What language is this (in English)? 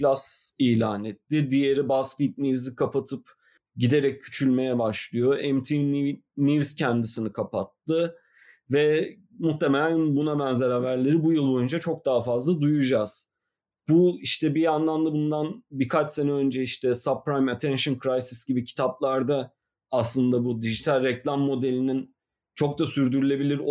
Turkish